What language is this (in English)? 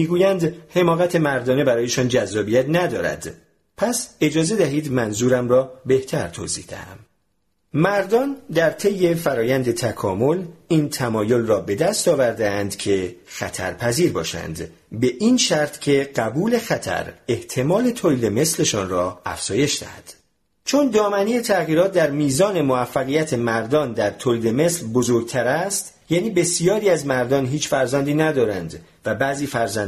Persian